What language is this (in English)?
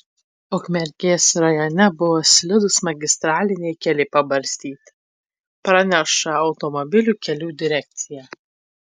Lithuanian